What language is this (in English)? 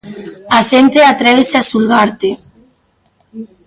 Galician